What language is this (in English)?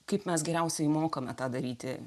Lithuanian